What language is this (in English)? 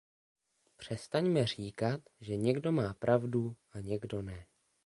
Czech